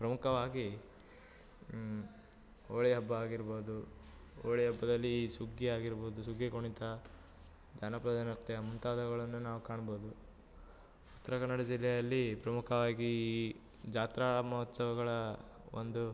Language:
Kannada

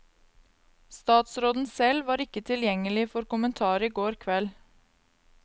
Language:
Norwegian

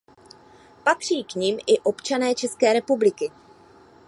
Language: Czech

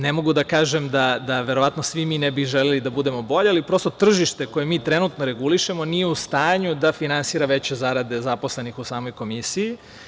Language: Serbian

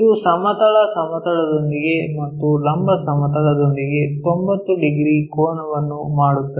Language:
Kannada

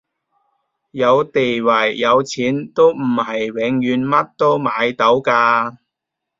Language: Cantonese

